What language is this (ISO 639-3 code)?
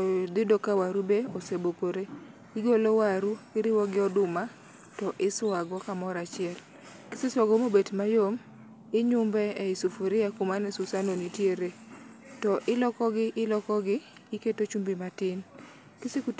luo